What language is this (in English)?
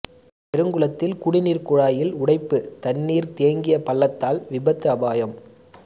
Tamil